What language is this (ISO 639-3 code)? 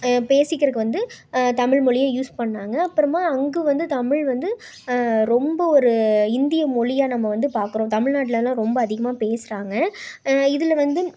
tam